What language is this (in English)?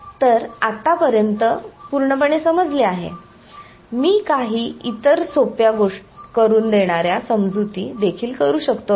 Marathi